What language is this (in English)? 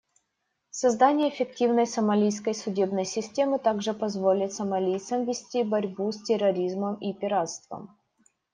Russian